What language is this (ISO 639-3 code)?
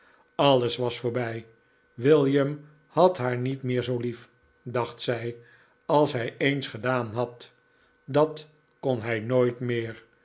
nld